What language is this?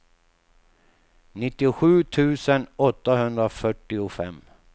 Swedish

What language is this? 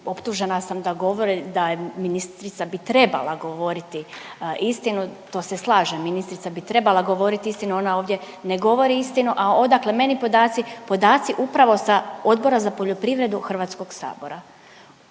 Croatian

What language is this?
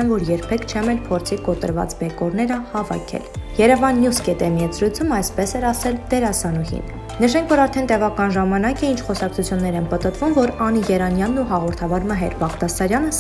Romanian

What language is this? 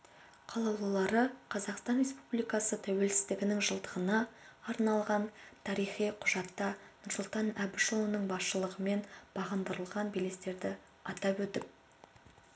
Kazakh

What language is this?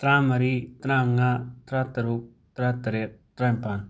Manipuri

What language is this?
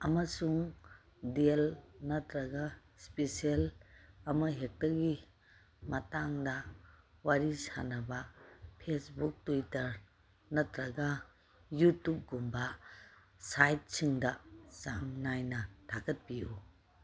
Manipuri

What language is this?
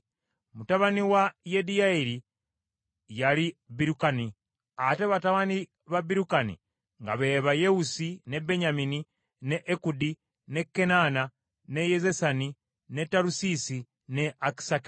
Ganda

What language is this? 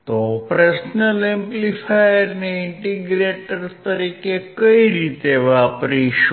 Gujarati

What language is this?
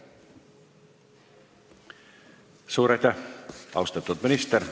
Estonian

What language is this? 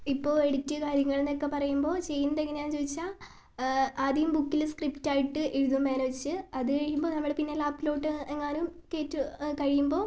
Malayalam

